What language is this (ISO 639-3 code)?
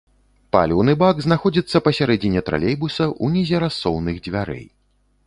bel